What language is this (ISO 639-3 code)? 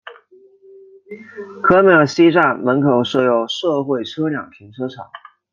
zho